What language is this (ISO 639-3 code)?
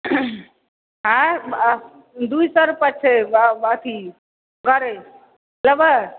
mai